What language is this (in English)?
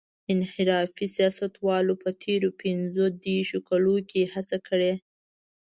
Pashto